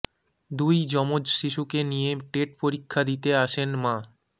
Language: Bangla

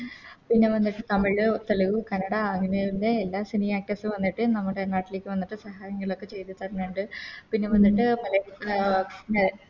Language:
Malayalam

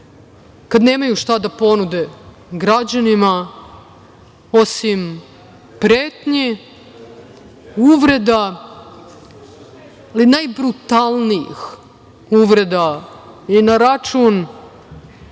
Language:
Serbian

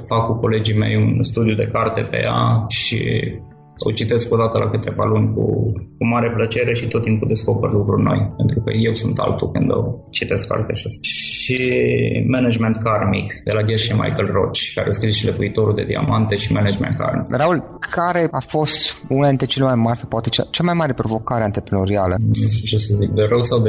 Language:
Romanian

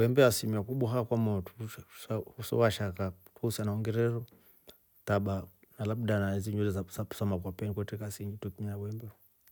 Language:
Rombo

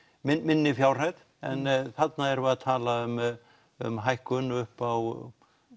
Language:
Icelandic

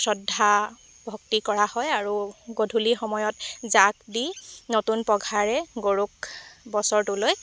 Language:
Assamese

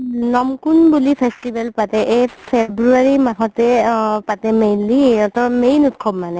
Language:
Assamese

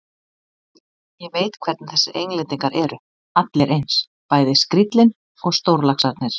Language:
Icelandic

